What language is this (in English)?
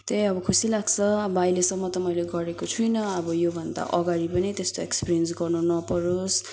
Nepali